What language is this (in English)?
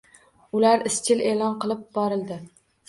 Uzbek